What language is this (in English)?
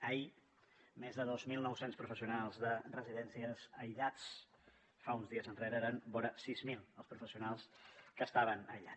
Catalan